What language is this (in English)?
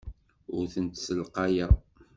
Kabyle